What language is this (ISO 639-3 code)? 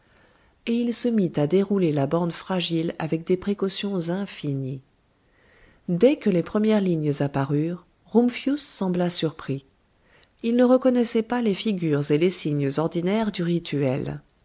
fra